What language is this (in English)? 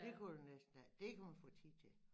Danish